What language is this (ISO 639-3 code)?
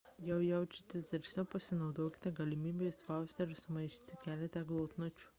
lit